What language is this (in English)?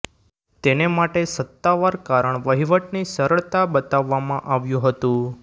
Gujarati